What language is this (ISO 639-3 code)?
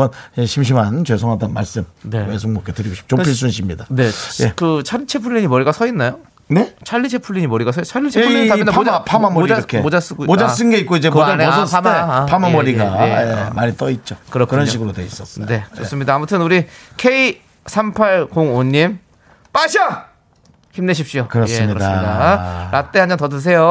kor